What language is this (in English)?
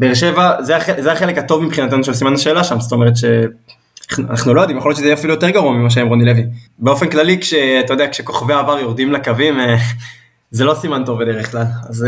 Hebrew